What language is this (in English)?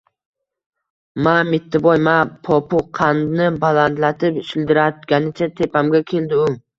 Uzbek